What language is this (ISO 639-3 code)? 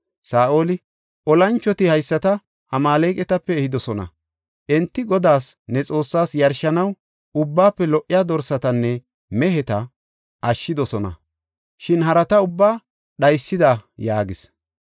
gof